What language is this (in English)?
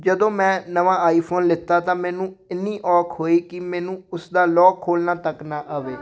Punjabi